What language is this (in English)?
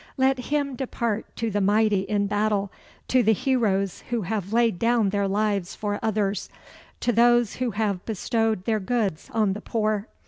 English